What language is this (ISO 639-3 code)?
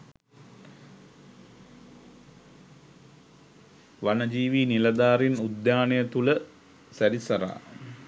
sin